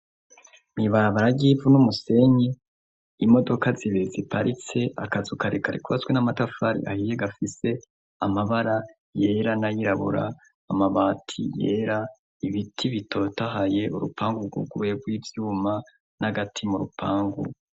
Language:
Rundi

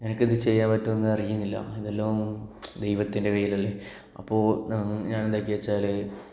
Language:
Malayalam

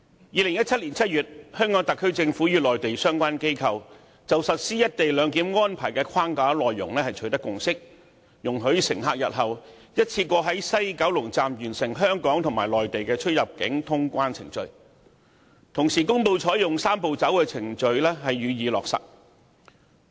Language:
Cantonese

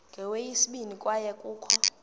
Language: Xhosa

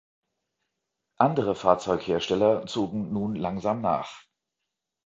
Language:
German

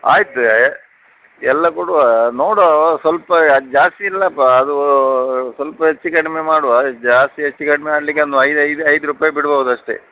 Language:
Kannada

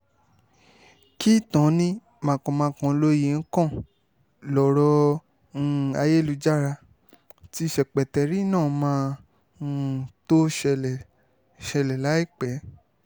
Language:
Yoruba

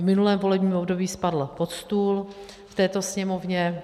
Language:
Czech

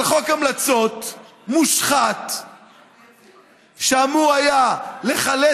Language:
Hebrew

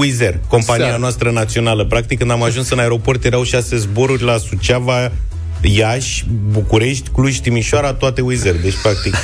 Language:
Romanian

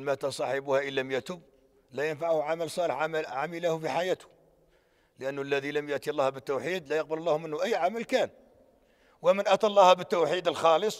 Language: Arabic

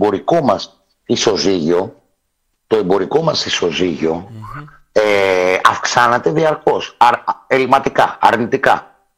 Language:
Greek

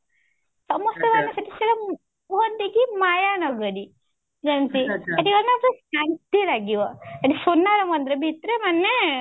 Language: Odia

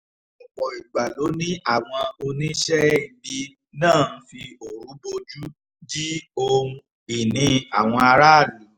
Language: Yoruba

